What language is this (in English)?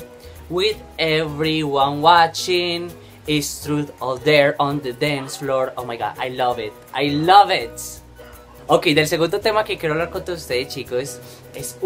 Spanish